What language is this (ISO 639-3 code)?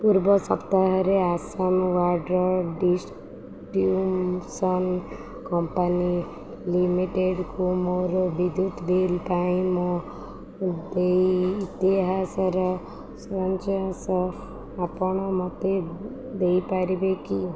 ori